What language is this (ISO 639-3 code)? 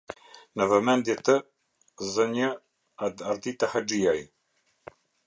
sqi